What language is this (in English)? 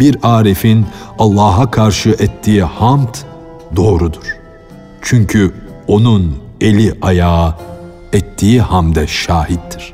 Turkish